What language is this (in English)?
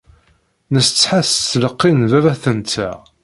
Kabyle